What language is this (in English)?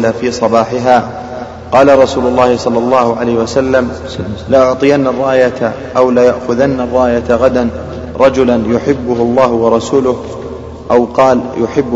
Arabic